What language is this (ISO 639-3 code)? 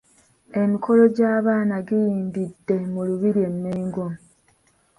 lug